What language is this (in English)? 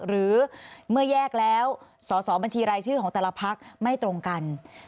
Thai